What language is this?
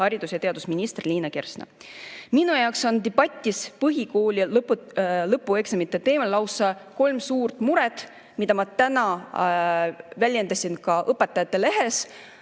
Estonian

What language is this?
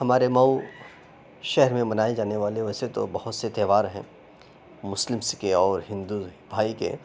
Urdu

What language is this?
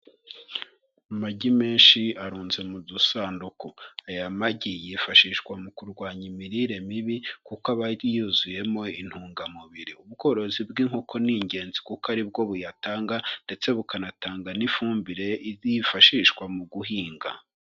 Kinyarwanda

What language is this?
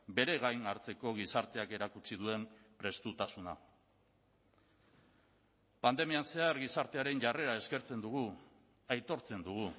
Basque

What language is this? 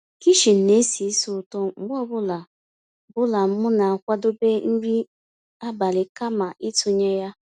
Igbo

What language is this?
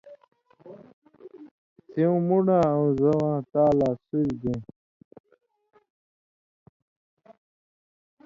Indus Kohistani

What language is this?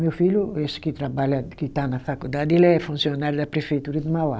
Portuguese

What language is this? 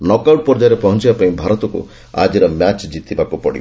Odia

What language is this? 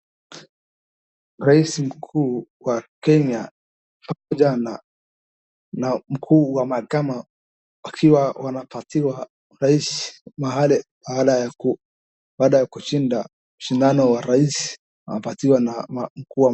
Swahili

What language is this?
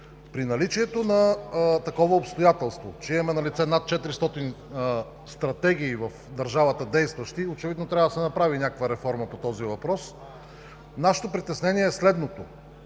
Bulgarian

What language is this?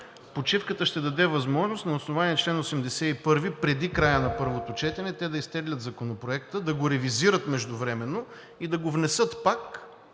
Bulgarian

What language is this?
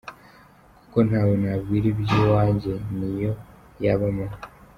Kinyarwanda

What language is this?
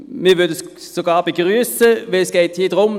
Swiss German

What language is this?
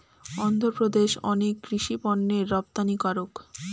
Bangla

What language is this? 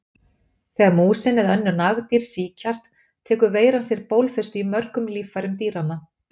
Icelandic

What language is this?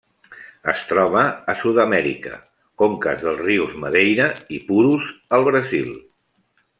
Catalan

